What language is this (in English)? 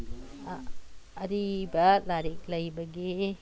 Manipuri